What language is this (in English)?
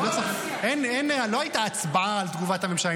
Hebrew